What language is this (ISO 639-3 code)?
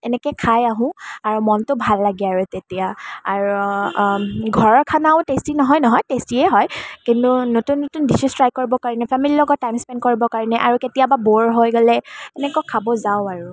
asm